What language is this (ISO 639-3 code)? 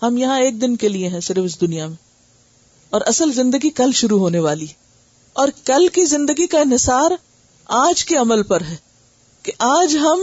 urd